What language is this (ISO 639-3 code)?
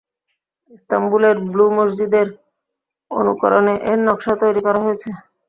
ben